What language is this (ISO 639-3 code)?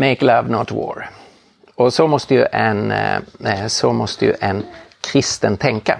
swe